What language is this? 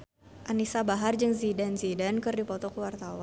Sundanese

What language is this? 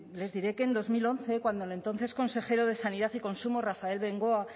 Spanish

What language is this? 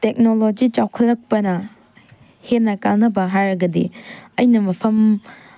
Manipuri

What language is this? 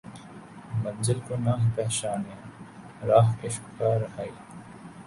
Urdu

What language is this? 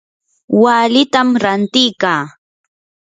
Yanahuanca Pasco Quechua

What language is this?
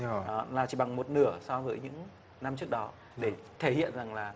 Vietnamese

